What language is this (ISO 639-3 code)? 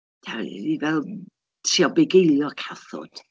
cym